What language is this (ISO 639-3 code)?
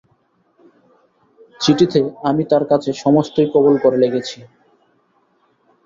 ben